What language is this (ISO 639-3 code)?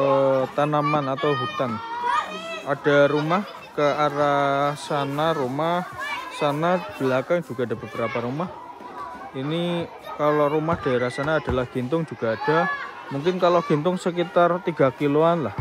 ind